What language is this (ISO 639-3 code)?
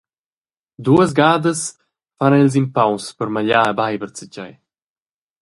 roh